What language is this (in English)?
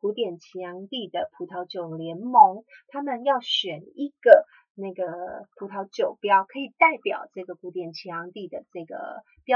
Chinese